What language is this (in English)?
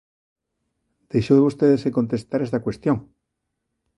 Galician